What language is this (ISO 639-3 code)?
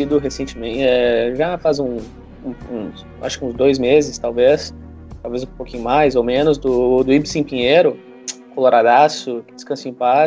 por